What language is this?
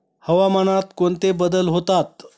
Marathi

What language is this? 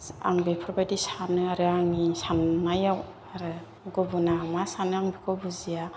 Bodo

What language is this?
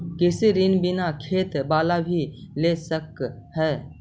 Magahi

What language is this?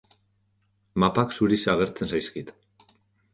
Basque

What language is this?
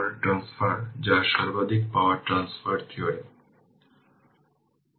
Bangla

